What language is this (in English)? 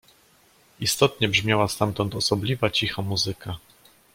Polish